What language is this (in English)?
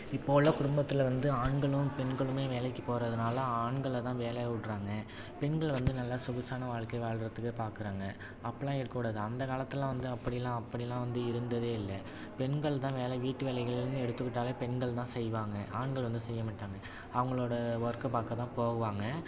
Tamil